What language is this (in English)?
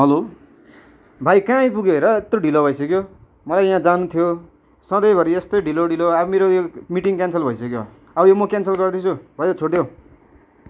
Nepali